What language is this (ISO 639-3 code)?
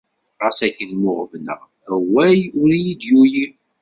kab